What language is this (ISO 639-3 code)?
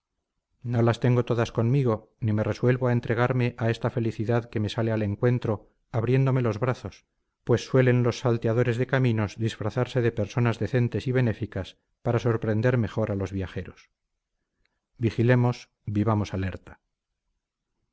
spa